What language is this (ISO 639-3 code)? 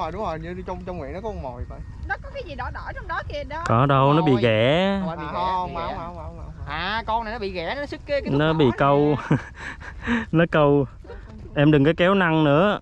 vie